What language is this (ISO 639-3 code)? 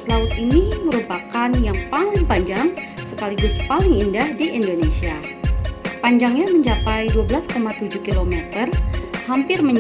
ind